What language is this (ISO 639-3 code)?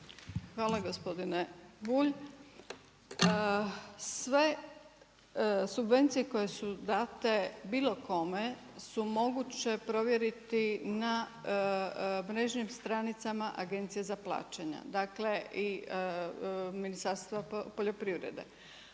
hrv